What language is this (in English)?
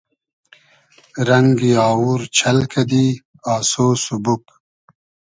Hazaragi